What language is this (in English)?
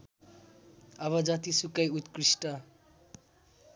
Nepali